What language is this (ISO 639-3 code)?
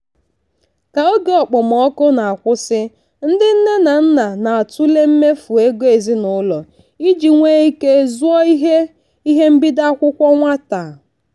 ibo